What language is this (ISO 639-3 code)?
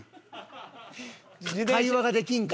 jpn